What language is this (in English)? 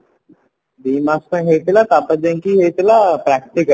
Odia